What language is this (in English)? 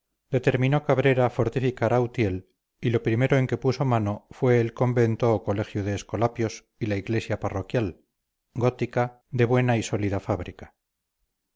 Spanish